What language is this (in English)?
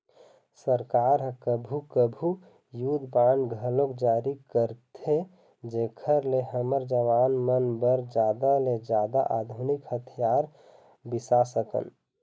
Chhattisgarhi